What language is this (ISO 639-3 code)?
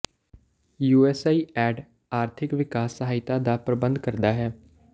pan